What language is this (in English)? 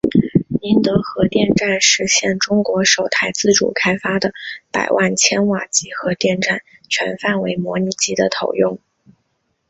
Chinese